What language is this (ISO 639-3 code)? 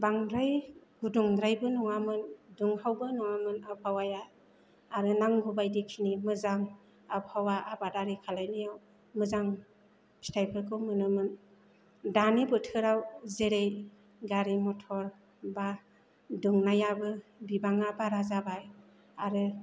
brx